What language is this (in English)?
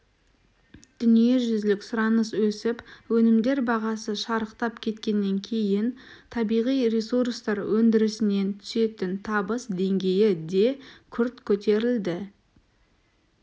Kazakh